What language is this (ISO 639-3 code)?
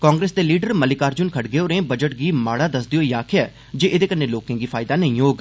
doi